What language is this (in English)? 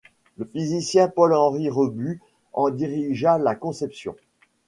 French